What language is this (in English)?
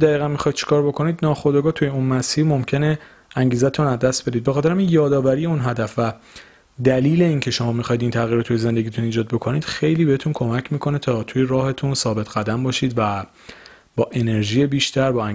Persian